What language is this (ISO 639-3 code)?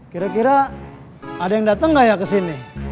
ind